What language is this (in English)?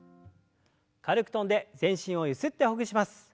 Japanese